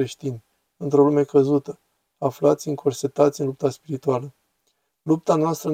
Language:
Romanian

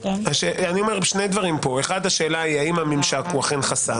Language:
Hebrew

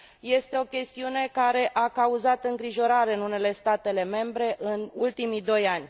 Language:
Romanian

